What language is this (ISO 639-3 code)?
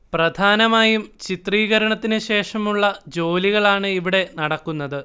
mal